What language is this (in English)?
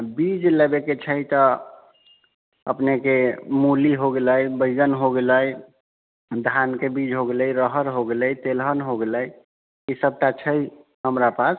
Maithili